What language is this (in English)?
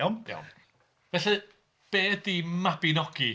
Welsh